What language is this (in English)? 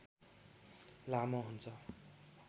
Nepali